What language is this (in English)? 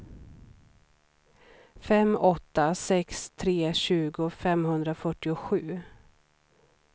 Swedish